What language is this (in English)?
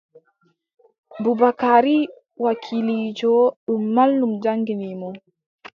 Adamawa Fulfulde